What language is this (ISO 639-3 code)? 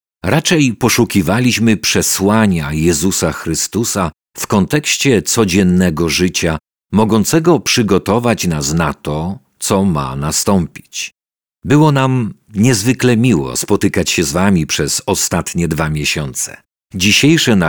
pol